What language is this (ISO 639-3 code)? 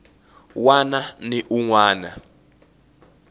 tso